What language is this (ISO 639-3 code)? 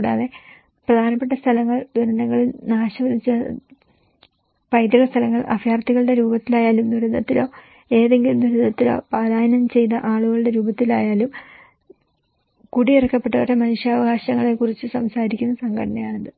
mal